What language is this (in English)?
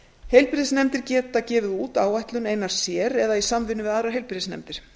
Icelandic